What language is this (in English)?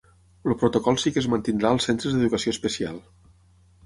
Catalan